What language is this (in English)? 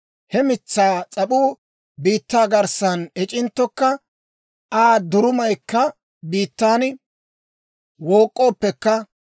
Dawro